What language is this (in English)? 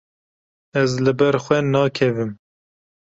Kurdish